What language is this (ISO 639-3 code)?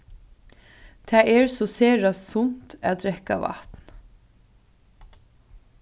fao